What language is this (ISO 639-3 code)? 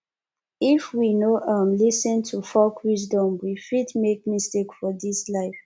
pcm